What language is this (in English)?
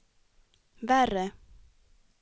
Swedish